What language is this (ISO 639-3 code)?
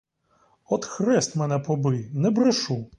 ukr